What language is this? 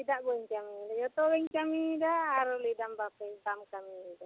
Santali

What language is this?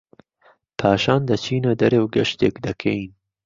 Central Kurdish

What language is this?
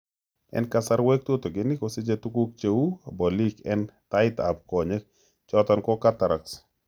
Kalenjin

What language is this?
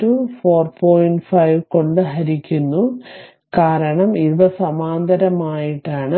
Malayalam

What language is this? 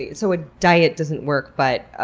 English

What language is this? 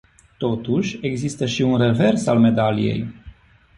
Romanian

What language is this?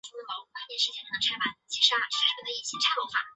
Chinese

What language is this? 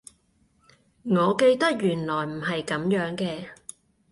Cantonese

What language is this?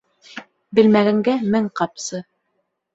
Bashkir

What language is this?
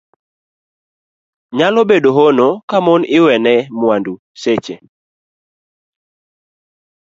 Luo (Kenya and Tanzania)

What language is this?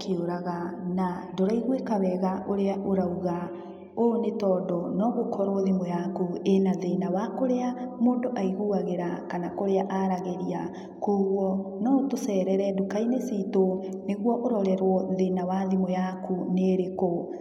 Kikuyu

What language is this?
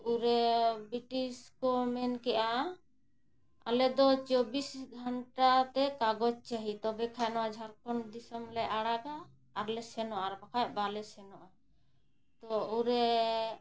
Santali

